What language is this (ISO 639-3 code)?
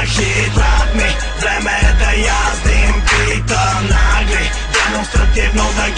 por